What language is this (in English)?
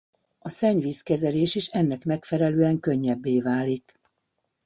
Hungarian